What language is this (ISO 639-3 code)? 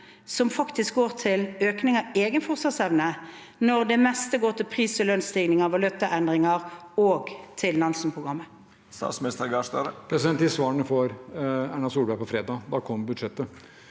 nor